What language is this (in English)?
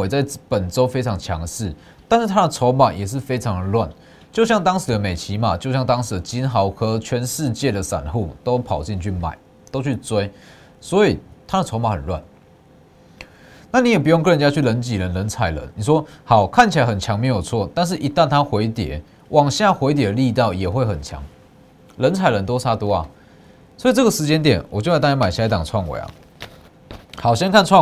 Chinese